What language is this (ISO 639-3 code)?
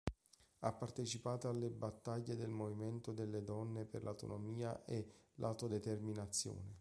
ita